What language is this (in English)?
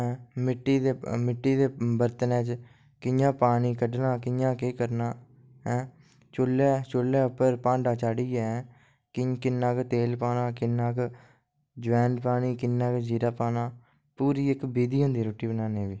Dogri